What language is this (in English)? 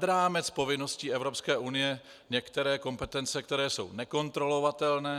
Czech